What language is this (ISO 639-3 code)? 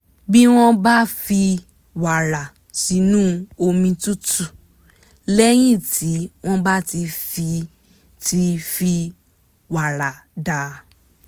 yor